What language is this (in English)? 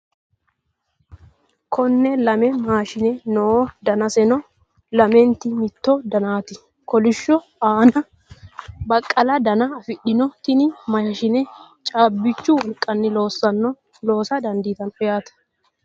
Sidamo